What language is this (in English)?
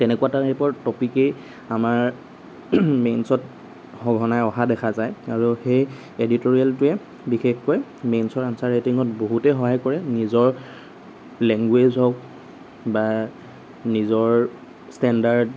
Assamese